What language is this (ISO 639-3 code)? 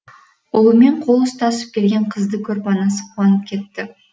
kaz